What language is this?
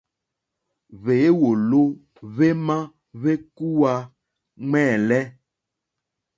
Mokpwe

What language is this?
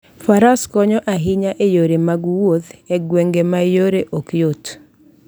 Luo (Kenya and Tanzania)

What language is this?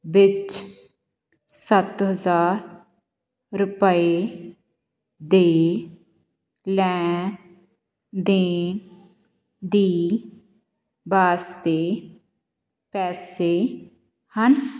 Punjabi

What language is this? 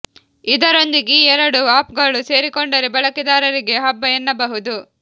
Kannada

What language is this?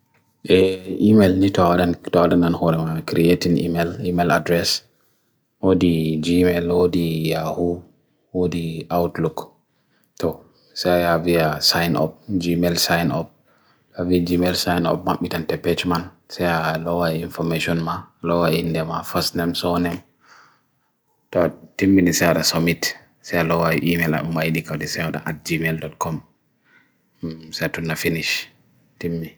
Bagirmi Fulfulde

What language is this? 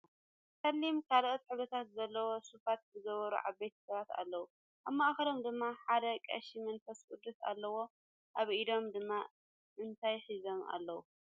Tigrinya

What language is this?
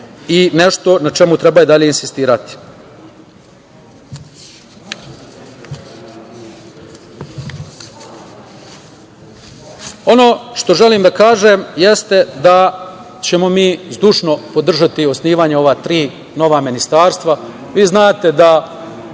Serbian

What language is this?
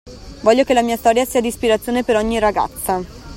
Italian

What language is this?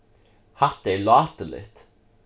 Faroese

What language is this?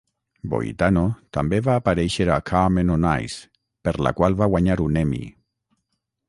Catalan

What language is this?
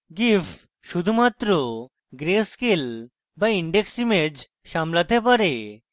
Bangla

